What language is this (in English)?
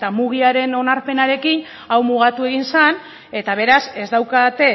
Basque